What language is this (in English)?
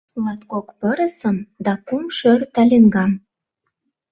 Mari